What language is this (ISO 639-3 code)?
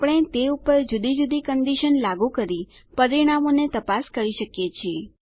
guj